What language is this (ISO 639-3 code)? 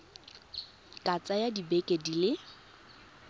tsn